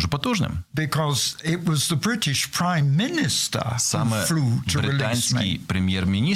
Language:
Ukrainian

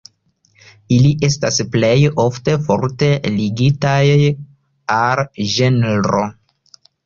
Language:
Esperanto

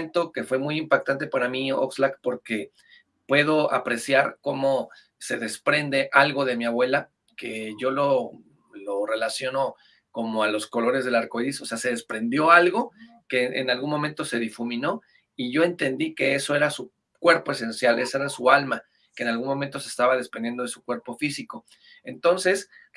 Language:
Spanish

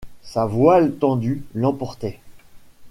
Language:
French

